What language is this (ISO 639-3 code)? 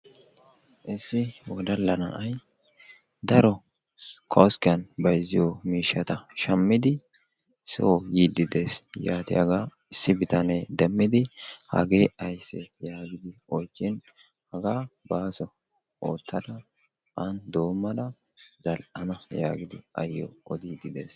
wal